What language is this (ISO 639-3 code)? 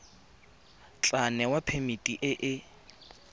tsn